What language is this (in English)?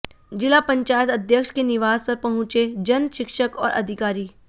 Hindi